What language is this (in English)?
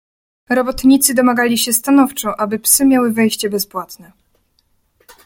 Polish